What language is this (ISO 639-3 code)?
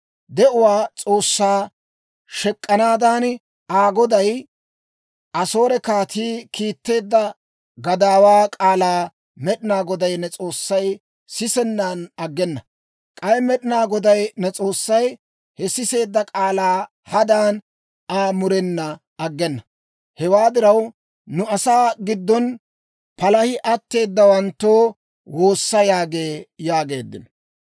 dwr